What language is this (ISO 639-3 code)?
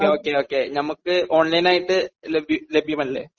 mal